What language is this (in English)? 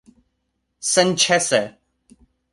Esperanto